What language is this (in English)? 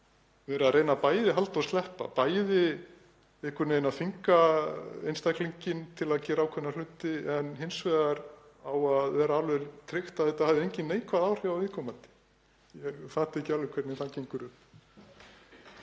Icelandic